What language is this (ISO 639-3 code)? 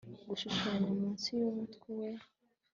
kin